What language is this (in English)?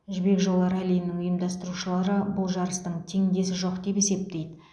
Kazakh